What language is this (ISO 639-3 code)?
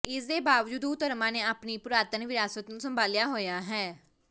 pan